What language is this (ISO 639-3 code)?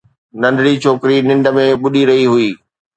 snd